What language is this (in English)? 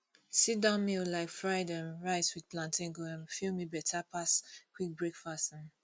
Nigerian Pidgin